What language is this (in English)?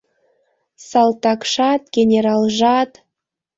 Mari